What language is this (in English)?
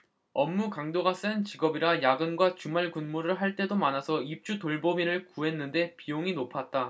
Korean